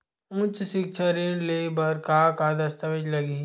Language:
Chhattisgarhi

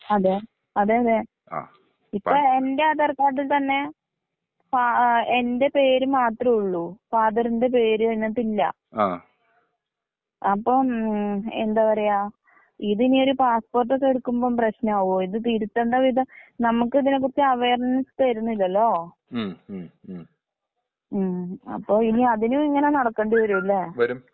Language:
Malayalam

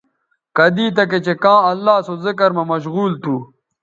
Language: Bateri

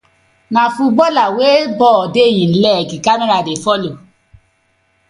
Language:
Nigerian Pidgin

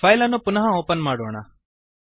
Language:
Kannada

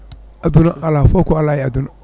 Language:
Fula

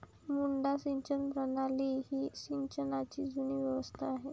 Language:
Marathi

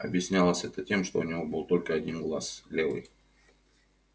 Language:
Russian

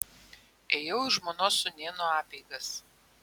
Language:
Lithuanian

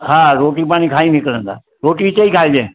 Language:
Sindhi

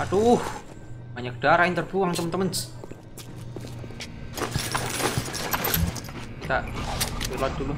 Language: Indonesian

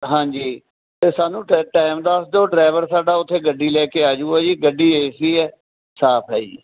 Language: Punjabi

